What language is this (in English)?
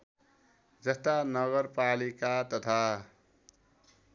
Nepali